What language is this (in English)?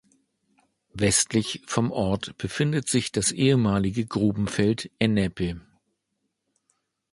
German